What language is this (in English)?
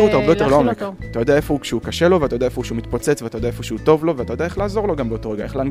Hebrew